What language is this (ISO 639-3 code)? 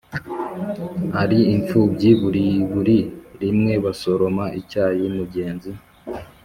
kin